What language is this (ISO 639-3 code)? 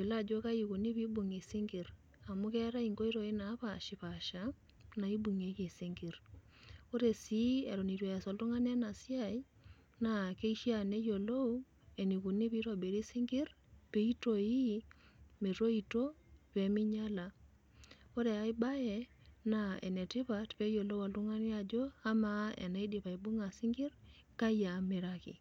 mas